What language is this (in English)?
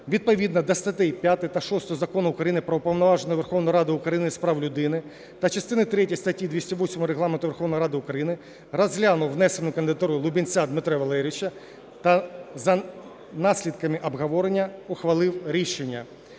Ukrainian